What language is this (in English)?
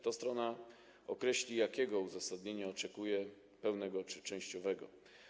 Polish